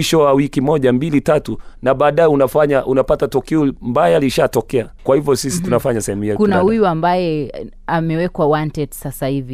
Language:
Swahili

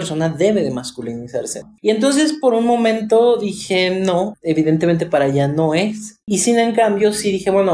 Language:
Spanish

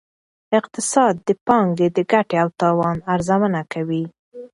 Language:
Pashto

